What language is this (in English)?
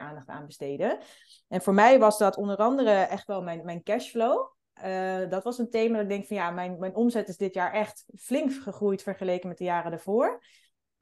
Dutch